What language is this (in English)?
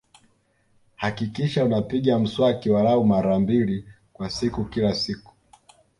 Swahili